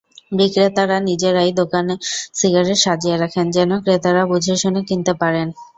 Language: Bangla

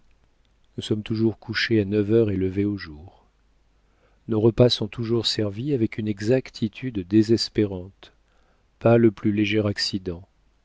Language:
French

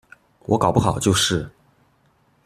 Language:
Chinese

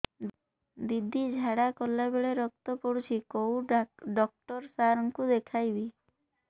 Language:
Odia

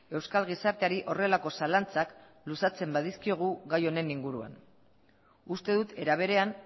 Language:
Basque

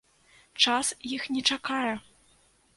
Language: Belarusian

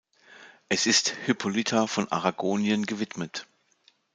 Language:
German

